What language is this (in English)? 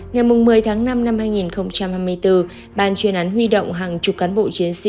Vietnamese